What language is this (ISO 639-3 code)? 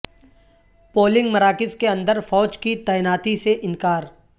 urd